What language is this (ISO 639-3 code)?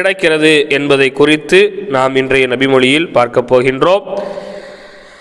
tam